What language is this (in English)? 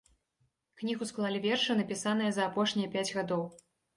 Belarusian